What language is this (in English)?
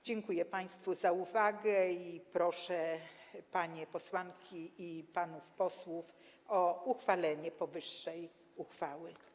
Polish